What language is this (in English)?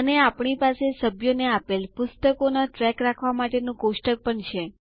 Gujarati